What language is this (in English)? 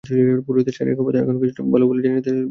Bangla